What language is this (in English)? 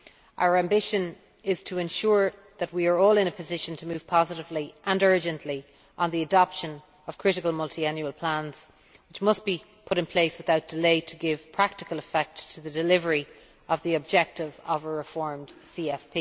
English